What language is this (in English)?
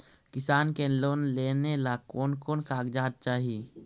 Magahi